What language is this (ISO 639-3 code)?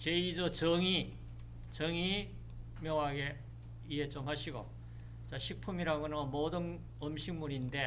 kor